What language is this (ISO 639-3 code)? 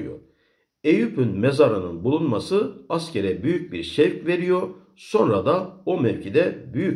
tur